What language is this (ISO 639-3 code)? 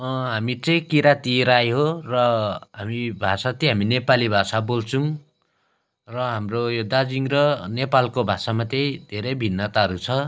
nep